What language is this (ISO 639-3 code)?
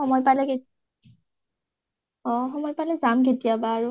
asm